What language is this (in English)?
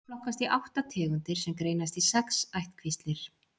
Icelandic